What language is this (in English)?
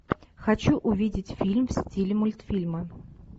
Russian